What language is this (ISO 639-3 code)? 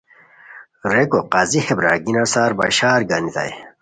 khw